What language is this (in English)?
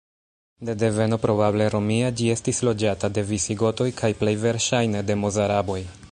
Esperanto